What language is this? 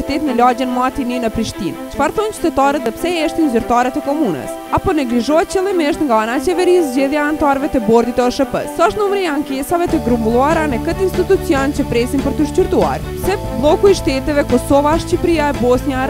Romanian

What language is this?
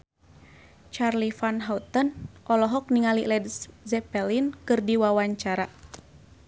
Sundanese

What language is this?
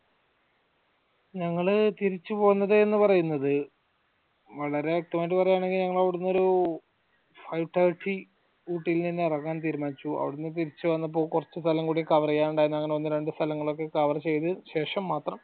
Malayalam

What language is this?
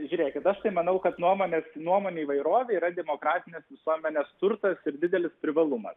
Lithuanian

